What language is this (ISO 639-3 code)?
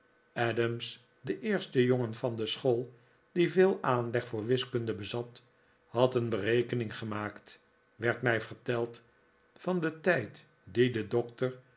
nld